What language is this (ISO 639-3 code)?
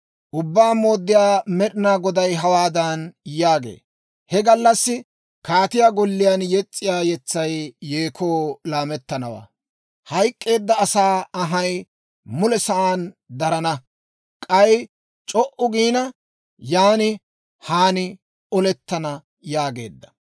dwr